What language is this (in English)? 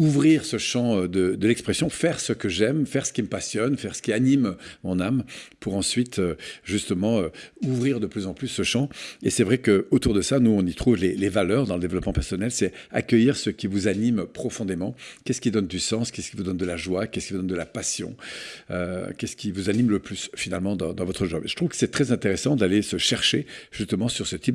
French